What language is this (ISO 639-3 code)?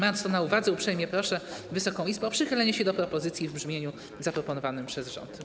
pol